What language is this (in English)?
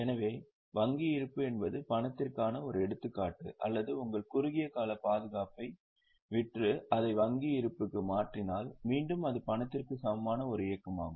Tamil